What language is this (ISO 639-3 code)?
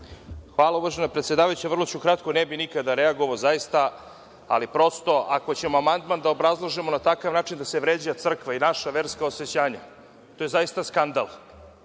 srp